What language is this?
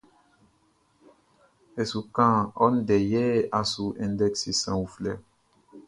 Baoulé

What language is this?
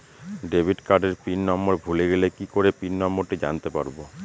Bangla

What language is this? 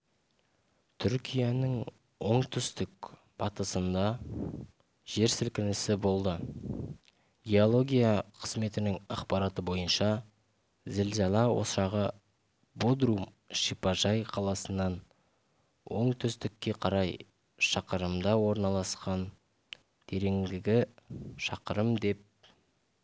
Kazakh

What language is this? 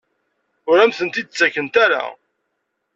Kabyle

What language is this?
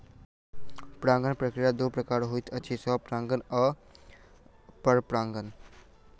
Maithili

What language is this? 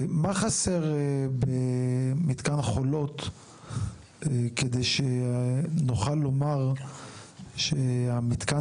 Hebrew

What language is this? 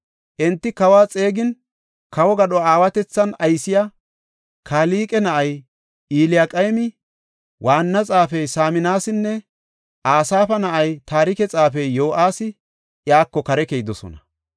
Gofa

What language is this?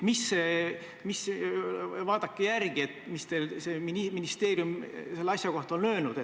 Estonian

